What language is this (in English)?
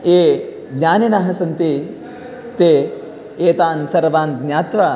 Sanskrit